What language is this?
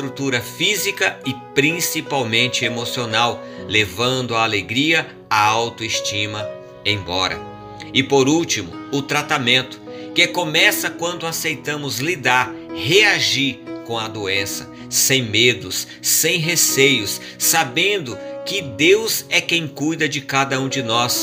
Portuguese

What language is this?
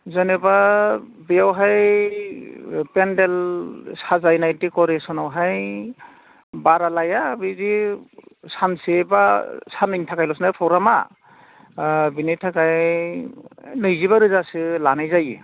Bodo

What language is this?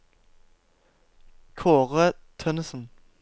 Norwegian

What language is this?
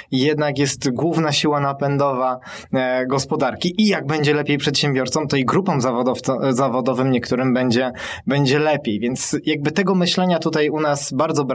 Polish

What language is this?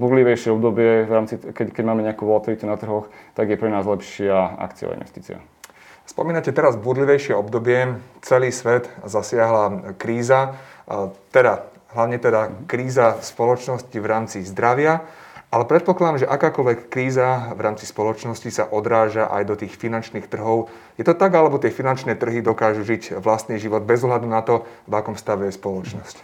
Slovak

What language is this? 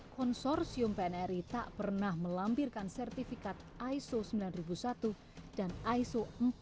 Indonesian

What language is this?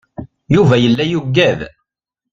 Kabyle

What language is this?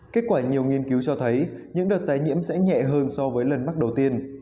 Vietnamese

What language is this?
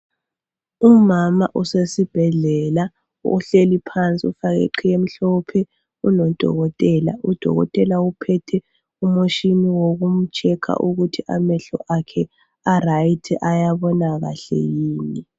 North Ndebele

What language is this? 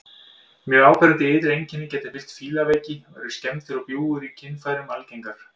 Icelandic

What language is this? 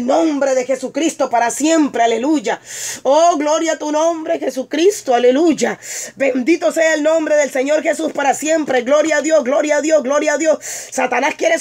Spanish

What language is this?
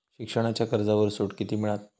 Marathi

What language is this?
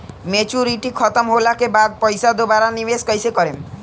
Bhojpuri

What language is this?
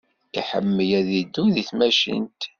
Kabyle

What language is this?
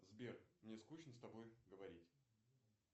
Russian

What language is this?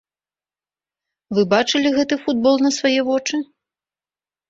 Belarusian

